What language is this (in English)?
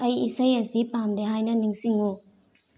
Manipuri